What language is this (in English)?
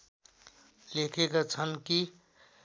Nepali